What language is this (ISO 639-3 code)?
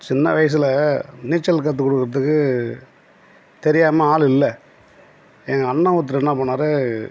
tam